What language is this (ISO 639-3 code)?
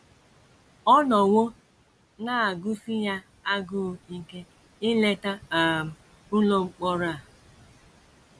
ibo